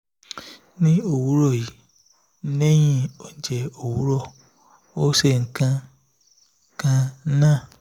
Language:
Yoruba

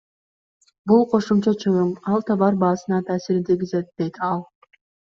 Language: Kyrgyz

